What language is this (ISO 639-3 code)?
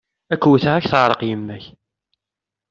kab